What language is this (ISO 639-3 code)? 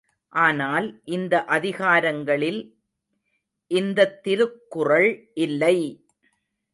tam